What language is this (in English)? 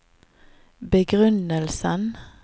Norwegian